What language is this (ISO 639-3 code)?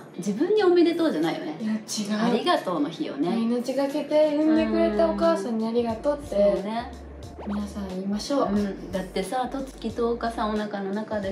jpn